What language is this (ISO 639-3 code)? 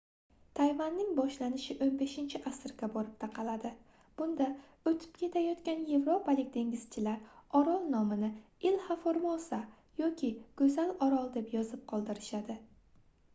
uzb